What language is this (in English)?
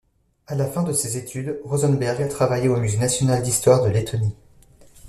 French